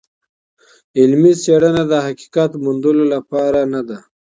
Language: Pashto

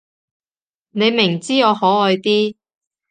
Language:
Cantonese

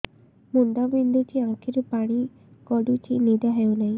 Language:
Odia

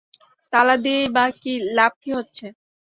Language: Bangla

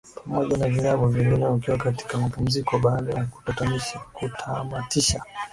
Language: Swahili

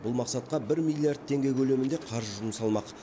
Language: Kazakh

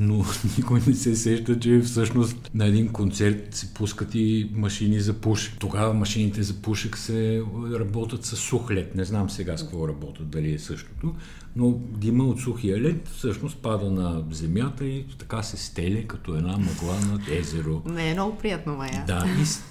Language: Bulgarian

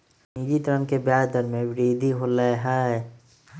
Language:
Magahi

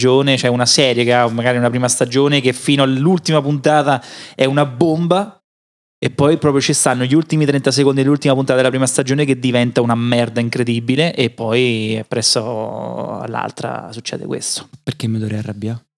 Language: Italian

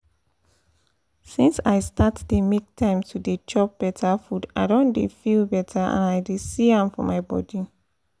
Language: Nigerian Pidgin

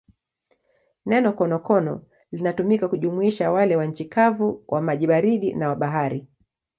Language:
Swahili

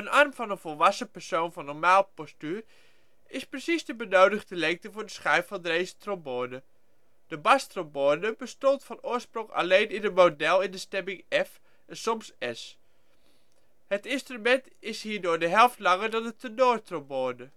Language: Dutch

